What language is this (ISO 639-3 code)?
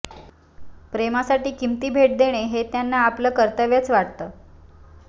mar